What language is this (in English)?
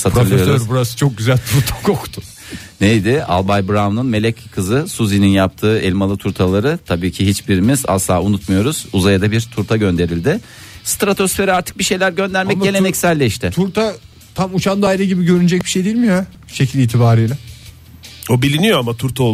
Turkish